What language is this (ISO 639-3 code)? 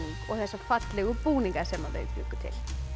isl